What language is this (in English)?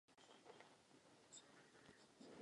Czech